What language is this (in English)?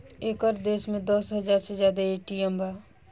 Bhojpuri